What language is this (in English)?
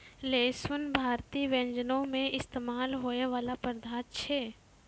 Maithili